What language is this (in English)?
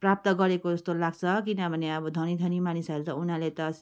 Nepali